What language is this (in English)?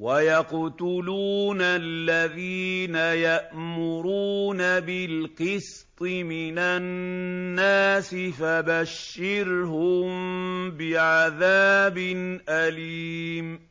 Arabic